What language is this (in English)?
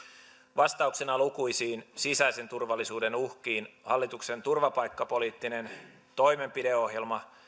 Finnish